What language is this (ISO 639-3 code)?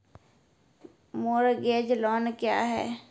mai